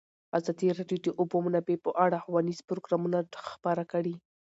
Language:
Pashto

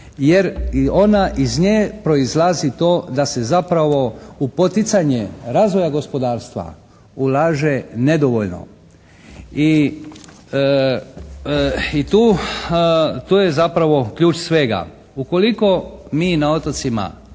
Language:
Croatian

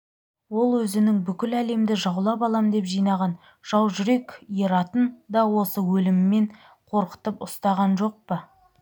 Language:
Kazakh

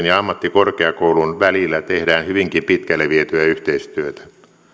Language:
Finnish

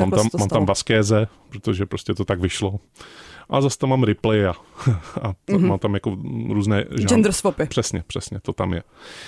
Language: Czech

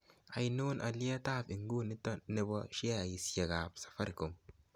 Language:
Kalenjin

